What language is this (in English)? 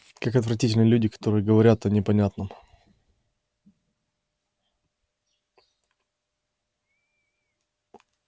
Russian